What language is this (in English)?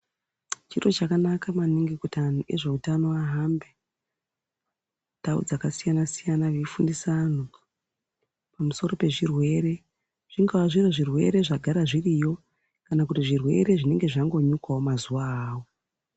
Ndau